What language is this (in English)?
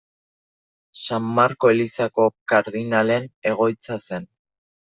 Basque